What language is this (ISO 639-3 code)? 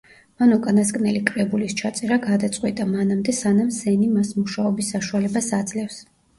kat